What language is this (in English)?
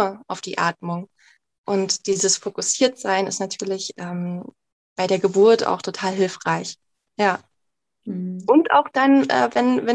German